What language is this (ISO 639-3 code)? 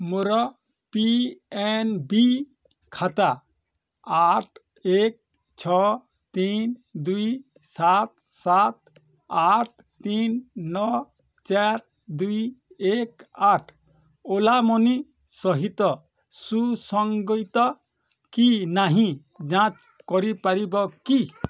ori